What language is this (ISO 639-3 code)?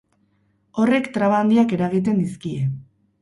eus